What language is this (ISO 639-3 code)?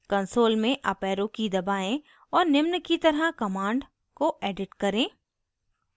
hin